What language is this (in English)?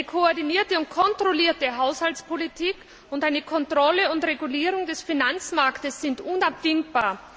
German